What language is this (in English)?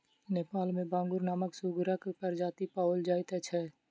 Maithili